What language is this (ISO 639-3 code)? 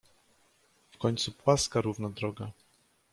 pol